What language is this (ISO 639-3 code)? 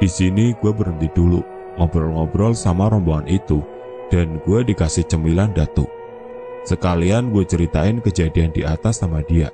ind